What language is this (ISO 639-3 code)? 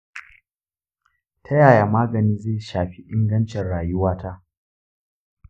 hau